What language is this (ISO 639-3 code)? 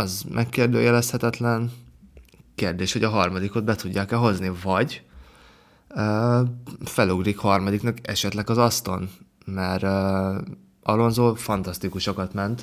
hun